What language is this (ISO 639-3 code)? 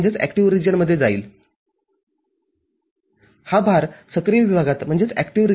mar